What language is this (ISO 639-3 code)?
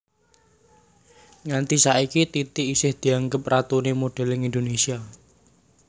jav